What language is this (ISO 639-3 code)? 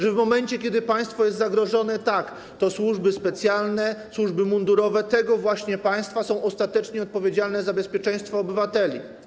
pol